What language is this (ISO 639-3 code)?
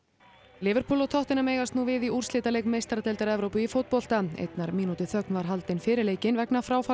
isl